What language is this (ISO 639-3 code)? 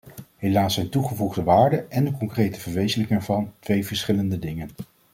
nld